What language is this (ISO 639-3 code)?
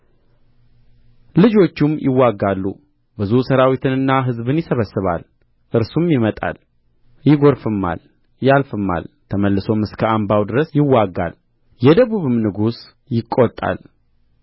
amh